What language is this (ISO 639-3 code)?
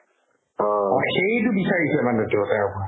asm